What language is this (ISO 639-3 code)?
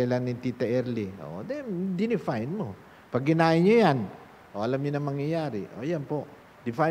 fil